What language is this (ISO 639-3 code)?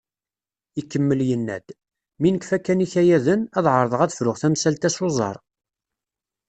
kab